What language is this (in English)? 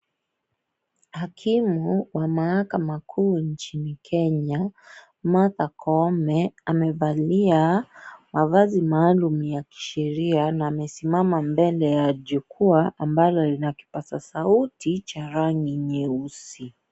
Swahili